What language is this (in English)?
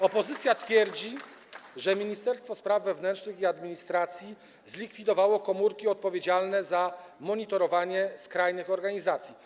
Polish